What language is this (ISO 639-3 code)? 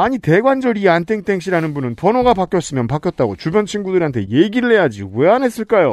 kor